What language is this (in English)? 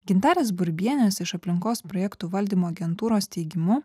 Lithuanian